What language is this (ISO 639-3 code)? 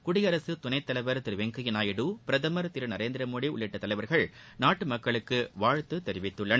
tam